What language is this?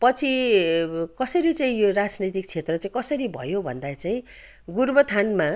Nepali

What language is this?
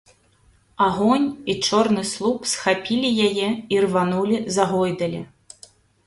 Belarusian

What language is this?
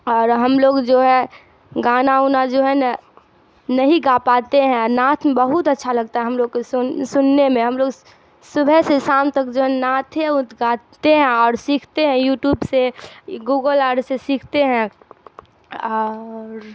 Urdu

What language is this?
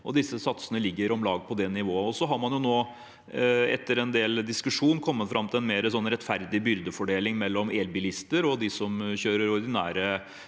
Norwegian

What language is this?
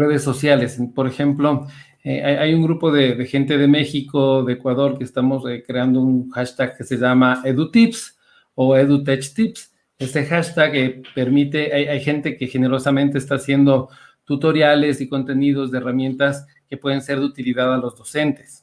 Spanish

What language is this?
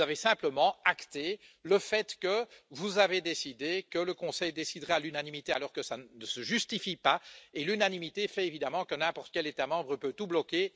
French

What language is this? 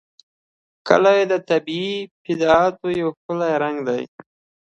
Pashto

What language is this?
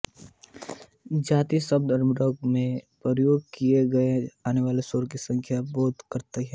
Hindi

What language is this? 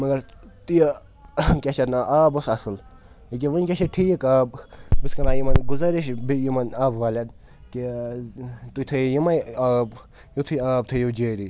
Kashmiri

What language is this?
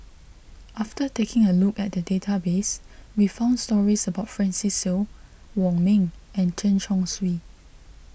English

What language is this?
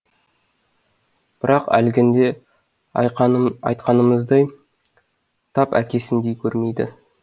Kazakh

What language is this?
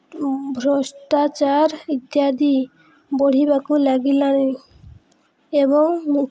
Odia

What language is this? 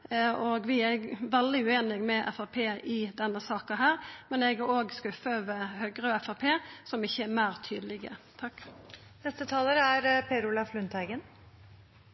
Norwegian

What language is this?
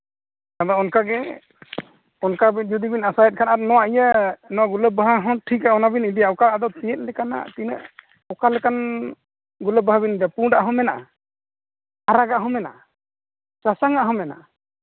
Santali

